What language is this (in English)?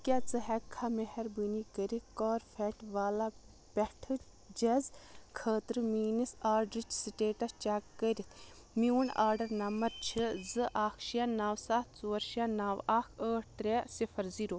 Kashmiri